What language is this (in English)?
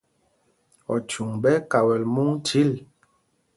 Mpumpong